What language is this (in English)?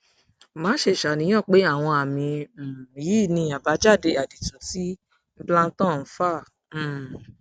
Yoruba